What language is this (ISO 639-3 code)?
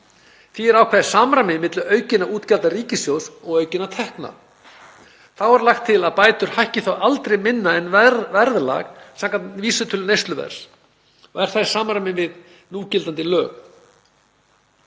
isl